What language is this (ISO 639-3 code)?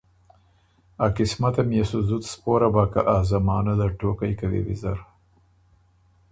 oru